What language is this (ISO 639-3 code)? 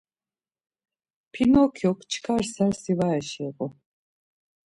lzz